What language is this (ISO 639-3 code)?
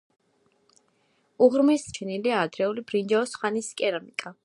kat